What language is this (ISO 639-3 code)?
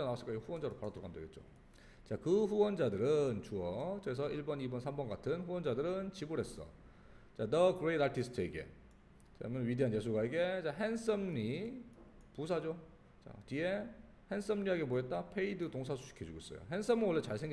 kor